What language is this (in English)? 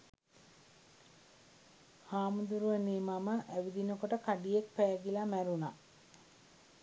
Sinhala